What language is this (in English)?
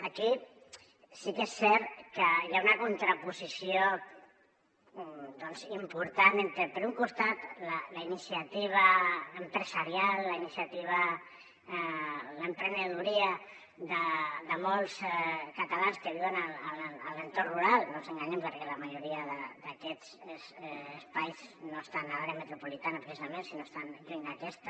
Catalan